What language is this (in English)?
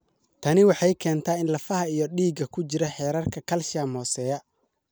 Somali